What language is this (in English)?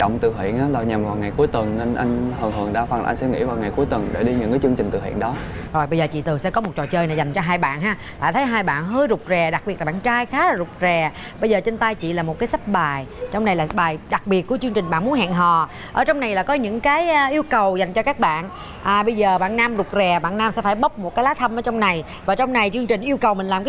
Vietnamese